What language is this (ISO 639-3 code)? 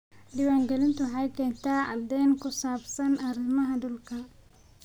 som